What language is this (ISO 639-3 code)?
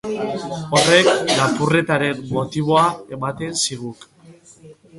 eus